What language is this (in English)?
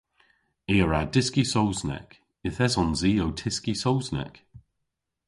Cornish